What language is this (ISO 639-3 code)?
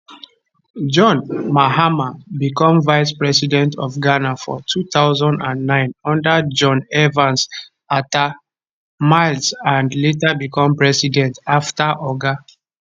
pcm